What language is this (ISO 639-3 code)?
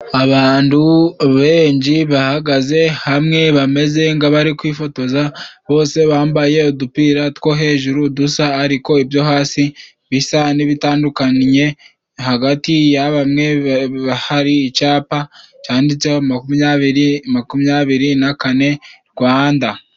kin